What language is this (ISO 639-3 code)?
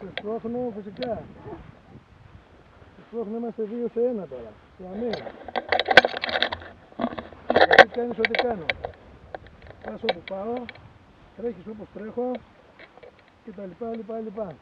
ell